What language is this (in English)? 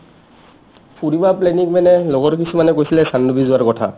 Assamese